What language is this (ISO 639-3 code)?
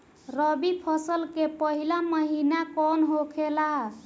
bho